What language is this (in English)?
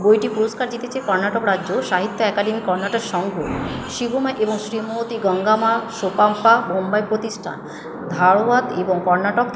Bangla